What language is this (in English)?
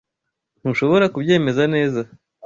Kinyarwanda